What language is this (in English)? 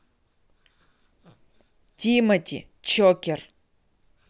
Russian